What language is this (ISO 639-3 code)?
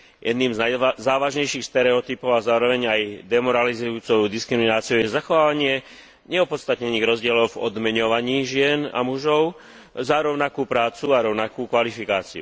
slk